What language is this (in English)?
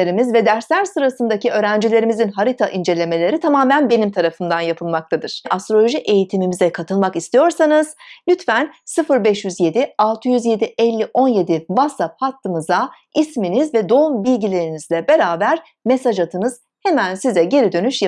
Turkish